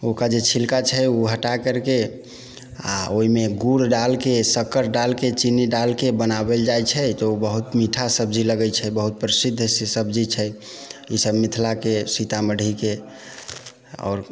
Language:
Maithili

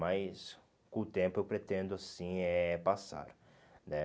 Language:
Portuguese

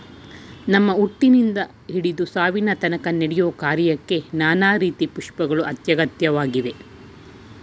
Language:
Kannada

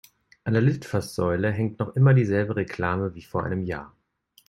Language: German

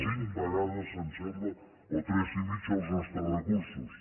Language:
Catalan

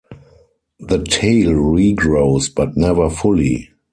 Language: English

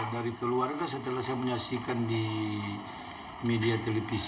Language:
Indonesian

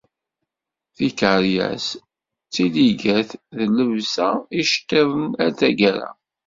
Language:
Kabyle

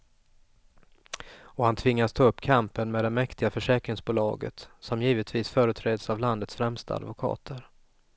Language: Swedish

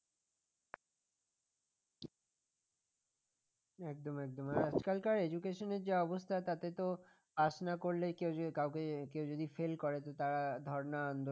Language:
Bangla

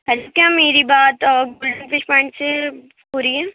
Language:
Urdu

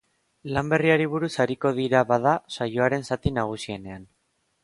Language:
Basque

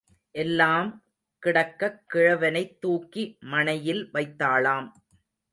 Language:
Tamil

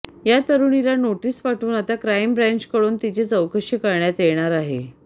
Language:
Marathi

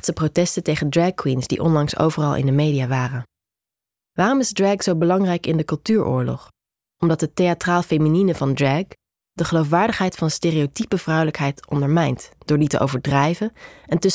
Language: Dutch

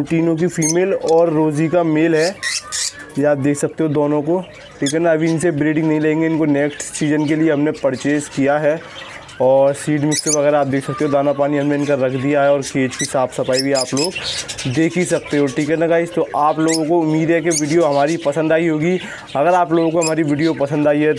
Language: Hindi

